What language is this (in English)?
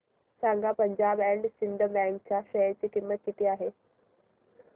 Marathi